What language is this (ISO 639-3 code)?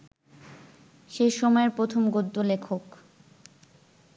ben